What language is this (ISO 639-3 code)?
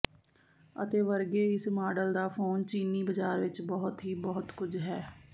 pan